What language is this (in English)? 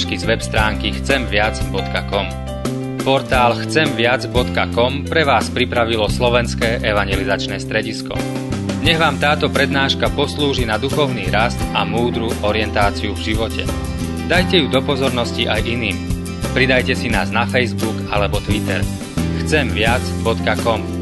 Slovak